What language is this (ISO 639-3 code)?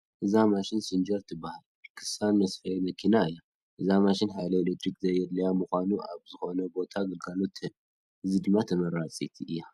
tir